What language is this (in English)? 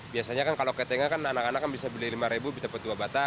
Indonesian